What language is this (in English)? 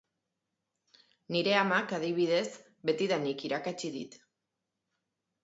Basque